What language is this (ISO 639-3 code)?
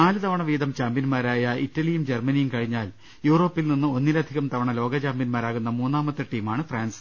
mal